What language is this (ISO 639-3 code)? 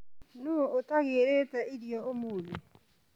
kik